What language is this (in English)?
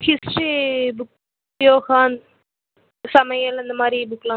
Tamil